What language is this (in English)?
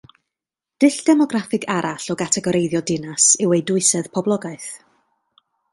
Welsh